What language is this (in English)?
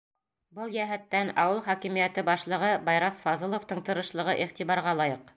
Bashkir